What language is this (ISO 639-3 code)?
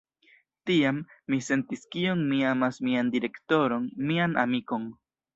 epo